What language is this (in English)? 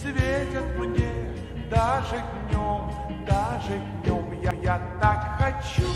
Romanian